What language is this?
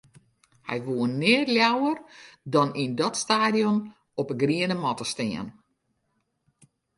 Western Frisian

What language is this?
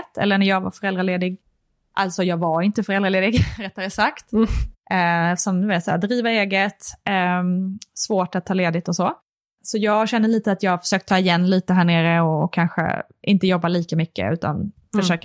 Swedish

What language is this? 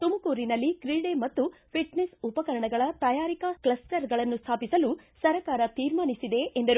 Kannada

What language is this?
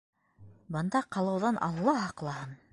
Bashkir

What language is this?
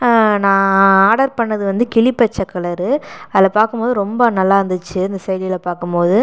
Tamil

